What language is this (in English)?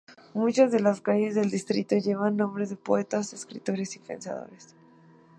Spanish